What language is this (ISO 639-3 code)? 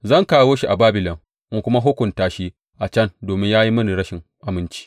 hau